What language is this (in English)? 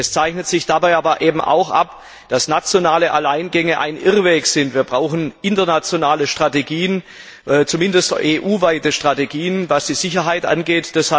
German